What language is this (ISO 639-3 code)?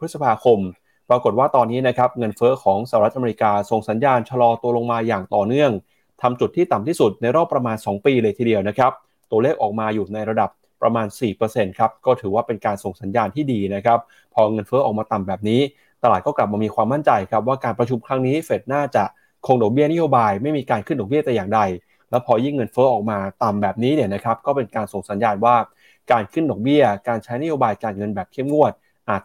tha